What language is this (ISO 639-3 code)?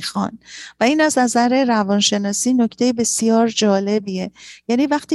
fas